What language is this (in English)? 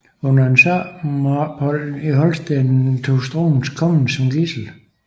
Danish